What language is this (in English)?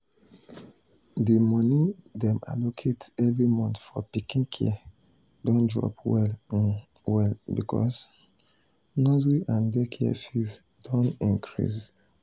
Nigerian Pidgin